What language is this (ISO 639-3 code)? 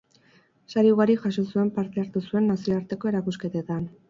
eus